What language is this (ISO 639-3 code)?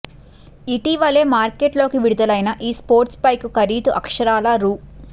tel